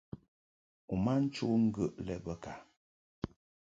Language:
Mungaka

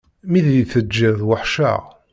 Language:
Kabyle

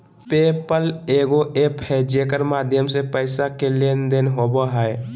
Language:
Magahi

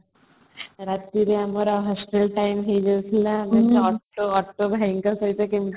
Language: Odia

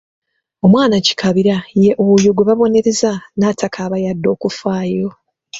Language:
Ganda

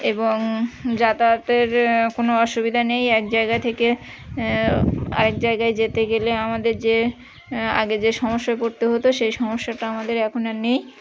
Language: Bangla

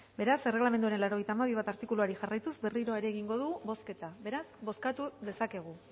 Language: Basque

